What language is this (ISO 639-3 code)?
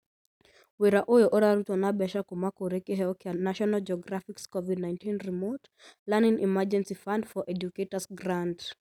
kik